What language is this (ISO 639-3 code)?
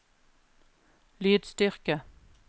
nor